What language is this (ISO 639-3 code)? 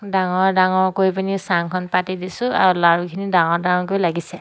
asm